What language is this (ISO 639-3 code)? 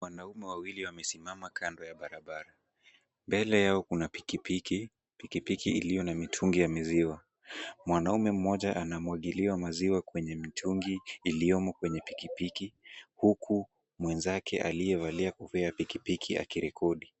swa